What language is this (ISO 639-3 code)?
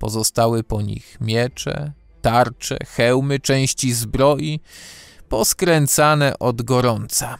pol